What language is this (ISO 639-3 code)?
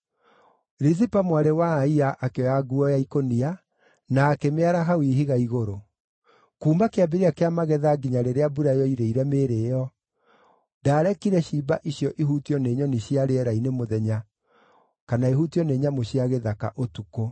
kik